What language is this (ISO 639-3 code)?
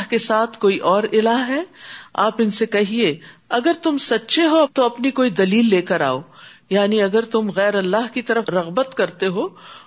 urd